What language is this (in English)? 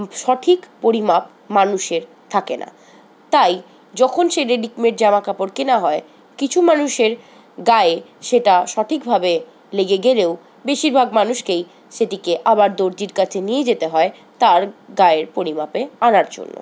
Bangla